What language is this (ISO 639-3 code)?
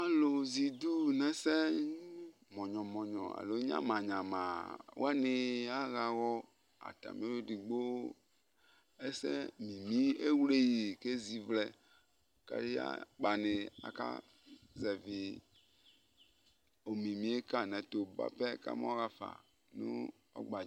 kpo